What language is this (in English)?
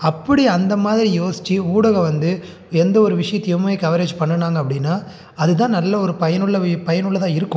Tamil